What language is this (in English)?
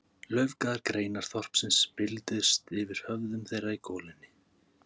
Icelandic